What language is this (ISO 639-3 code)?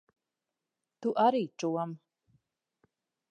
lav